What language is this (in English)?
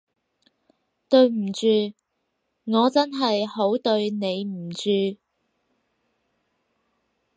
Cantonese